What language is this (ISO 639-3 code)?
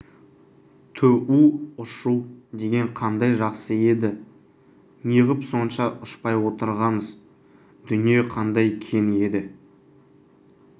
kaz